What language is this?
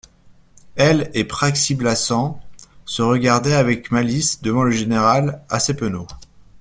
French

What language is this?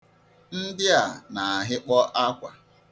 Igbo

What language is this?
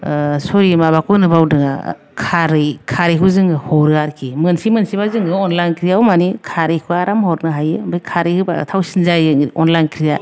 Bodo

